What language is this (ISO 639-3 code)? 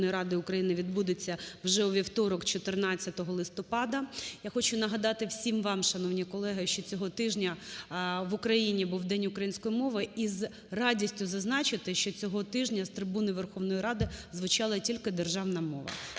ukr